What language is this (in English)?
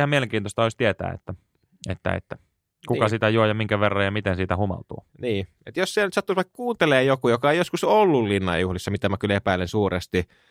Finnish